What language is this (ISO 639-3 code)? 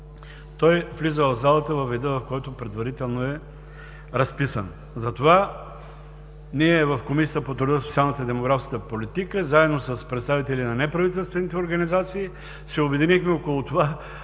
bul